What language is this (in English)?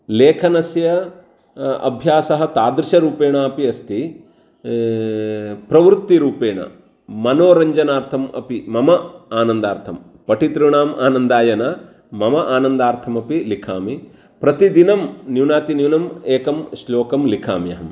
Sanskrit